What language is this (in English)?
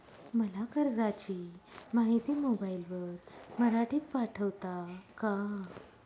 Marathi